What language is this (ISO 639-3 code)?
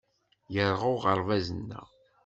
kab